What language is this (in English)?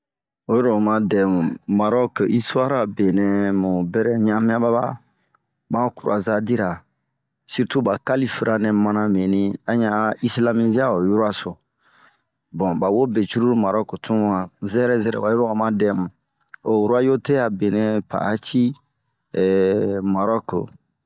Bomu